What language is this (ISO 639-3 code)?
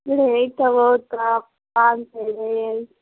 hin